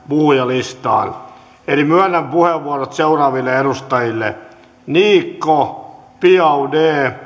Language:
Finnish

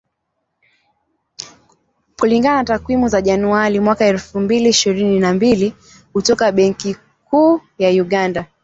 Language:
Swahili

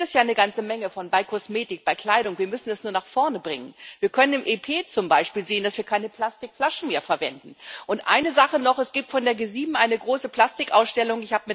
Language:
German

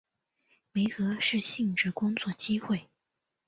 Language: Chinese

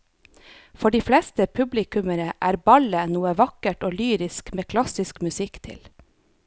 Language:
Norwegian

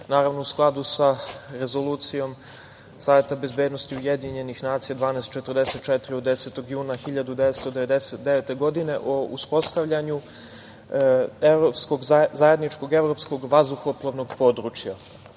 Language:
Serbian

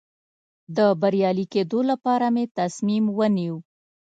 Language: Pashto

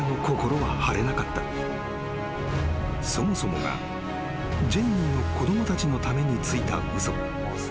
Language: Japanese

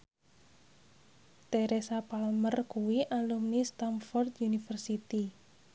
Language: Javanese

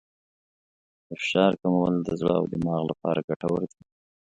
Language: Pashto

